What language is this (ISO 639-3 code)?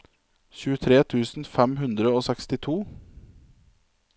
nor